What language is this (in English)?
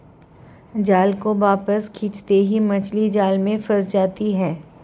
Hindi